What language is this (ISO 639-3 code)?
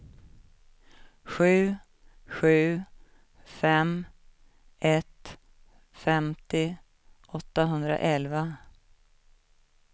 swe